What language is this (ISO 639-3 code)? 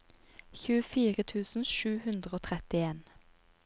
nor